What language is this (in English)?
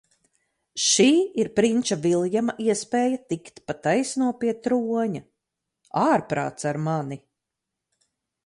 Latvian